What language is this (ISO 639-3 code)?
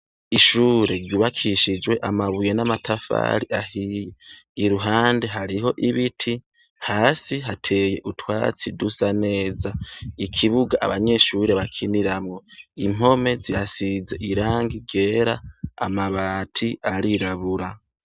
run